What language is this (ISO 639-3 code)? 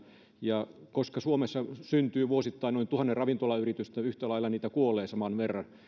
fin